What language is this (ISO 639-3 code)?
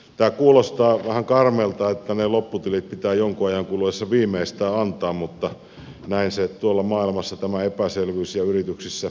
fin